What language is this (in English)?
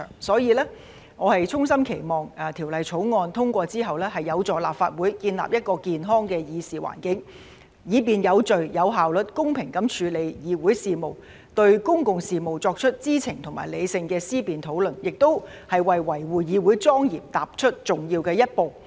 Cantonese